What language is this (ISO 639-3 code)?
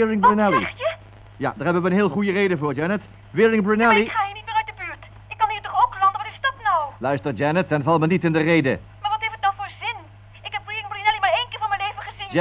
nld